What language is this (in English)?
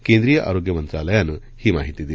Marathi